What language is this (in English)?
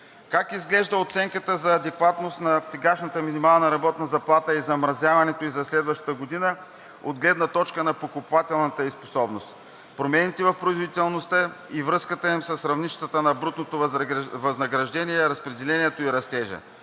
Bulgarian